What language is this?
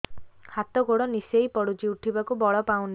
Odia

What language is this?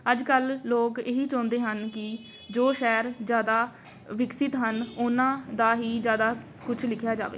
Punjabi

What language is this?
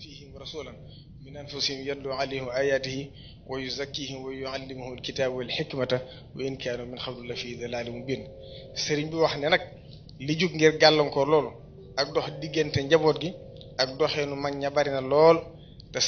Indonesian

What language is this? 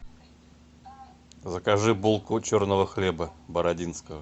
Russian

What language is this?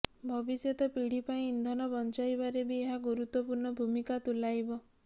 Odia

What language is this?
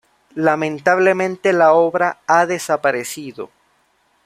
Spanish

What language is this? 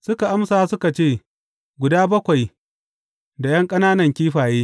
Hausa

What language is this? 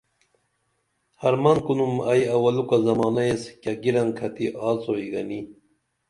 Dameli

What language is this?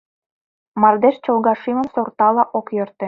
Mari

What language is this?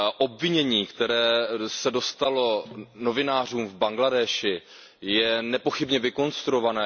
Czech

